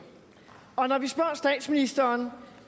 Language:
Danish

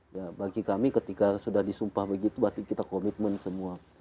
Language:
Indonesian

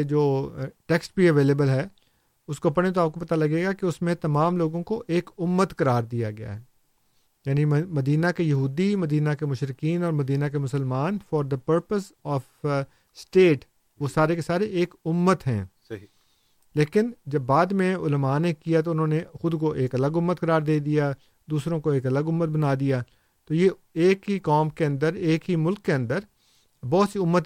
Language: Urdu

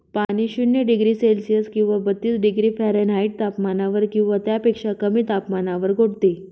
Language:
Marathi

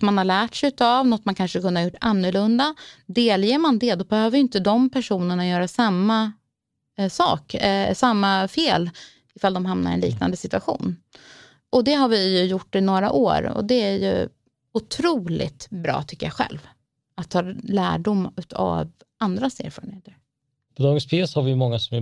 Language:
Swedish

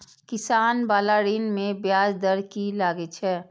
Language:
Maithili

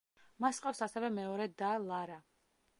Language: Georgian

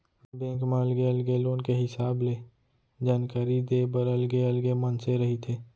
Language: Chhattisgarhi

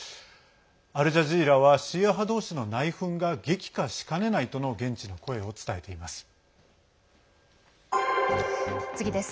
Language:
Japanese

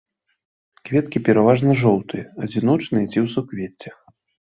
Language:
Belarusian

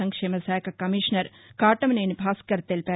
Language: Telugu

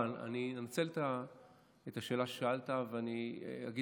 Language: Hebrew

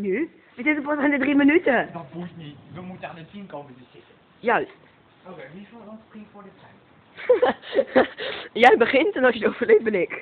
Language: Dutch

